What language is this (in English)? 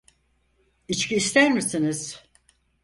Turkish